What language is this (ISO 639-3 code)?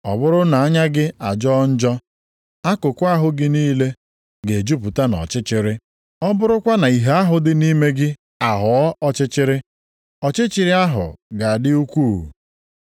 ibo